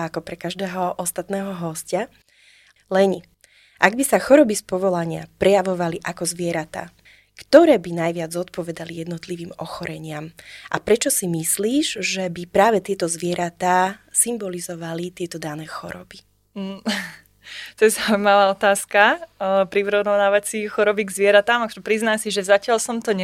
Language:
Slovak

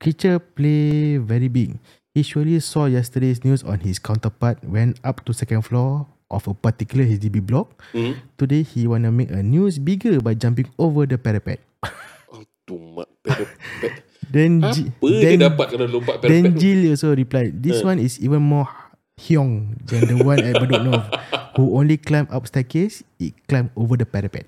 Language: Malay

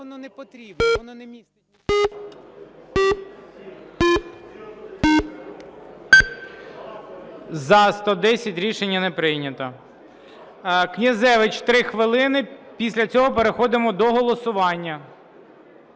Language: Ukrainian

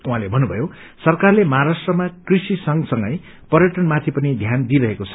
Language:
Nepali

